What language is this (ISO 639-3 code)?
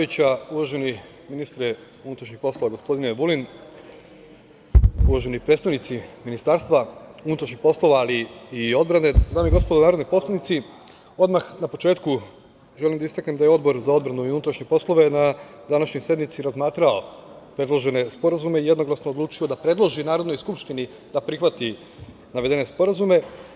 srp